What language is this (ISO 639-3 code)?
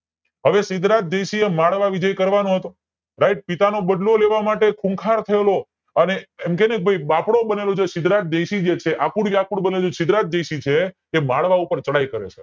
guj